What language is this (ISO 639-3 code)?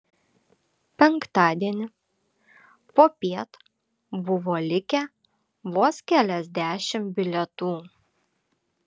lit